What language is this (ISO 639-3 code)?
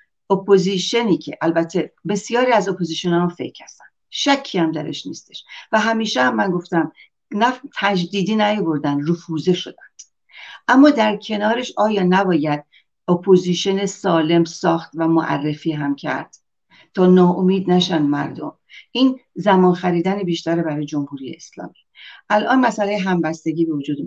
fas